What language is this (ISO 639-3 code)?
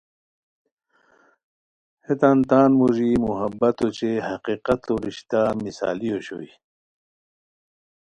khw